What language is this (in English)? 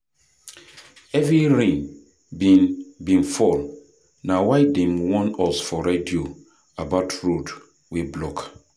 Nigerian Pidgin